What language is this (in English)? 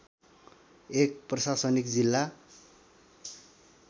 Nepali